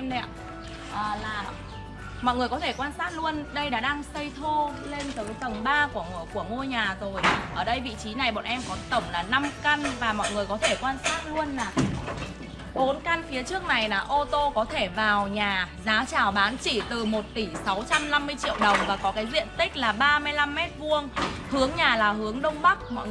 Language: Vietnamese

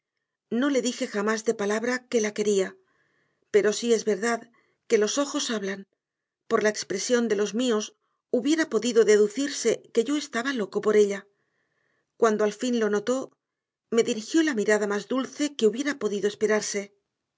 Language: Spanish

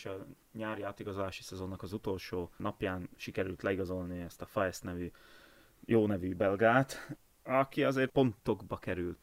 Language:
Hungarian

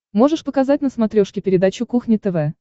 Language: Russian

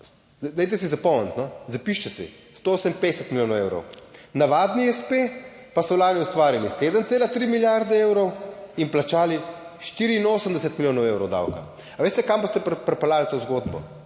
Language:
Slovenian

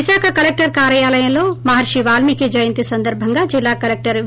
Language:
Telugu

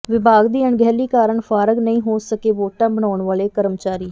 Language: Punjabi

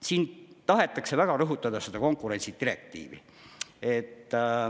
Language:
Estonian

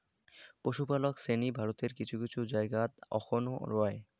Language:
Bangla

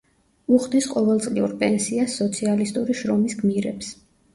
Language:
Georgian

